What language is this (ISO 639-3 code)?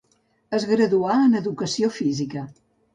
cat